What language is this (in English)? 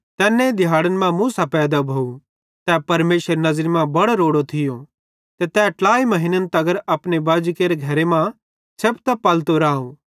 Bhadrawahi